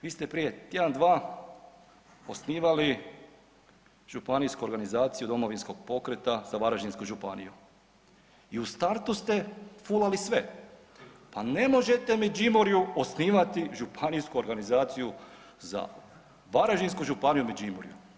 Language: Croatian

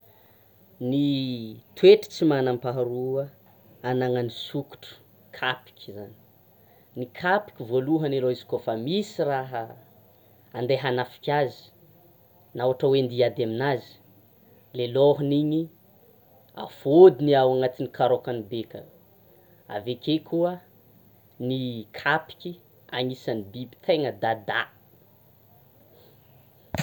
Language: Tsimihety Malagasy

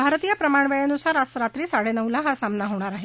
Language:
Marathi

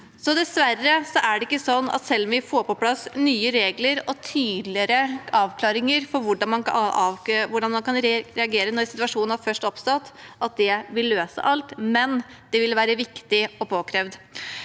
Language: Norwegian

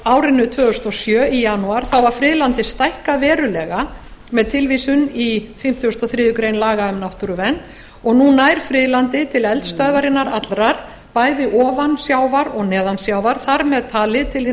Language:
Icelandic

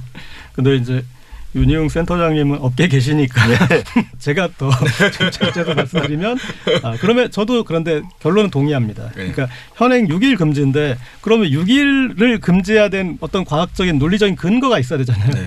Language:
Korean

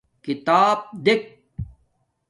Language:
Domaaki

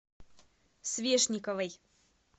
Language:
Russian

